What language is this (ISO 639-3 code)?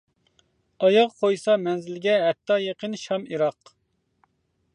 uig